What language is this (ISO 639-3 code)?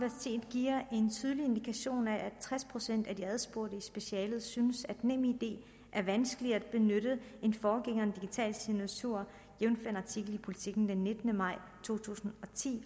dan